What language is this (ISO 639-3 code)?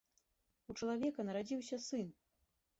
bel